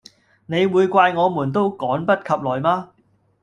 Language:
Cantonese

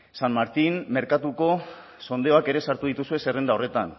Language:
Basque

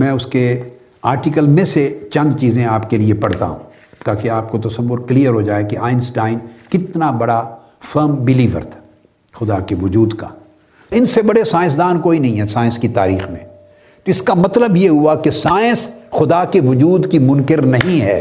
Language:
Urdu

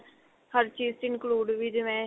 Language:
Punjabi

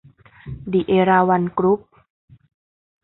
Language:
Thai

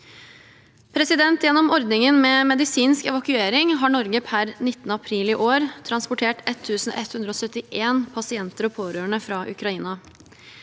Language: Norwegian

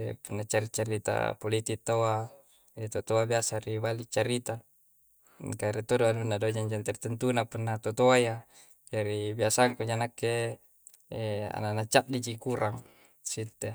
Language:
Coastal Konjo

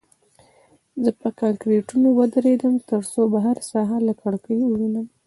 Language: Pashto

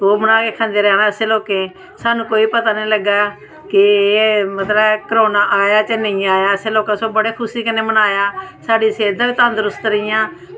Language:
Dogri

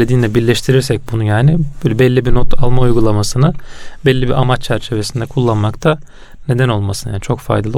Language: Turkish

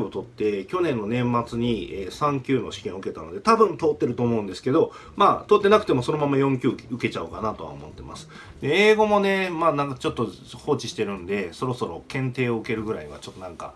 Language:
Japanese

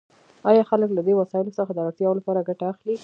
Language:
Pashto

